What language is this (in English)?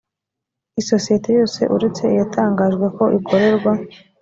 Kinyarwanda